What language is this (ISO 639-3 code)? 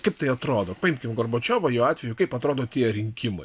lit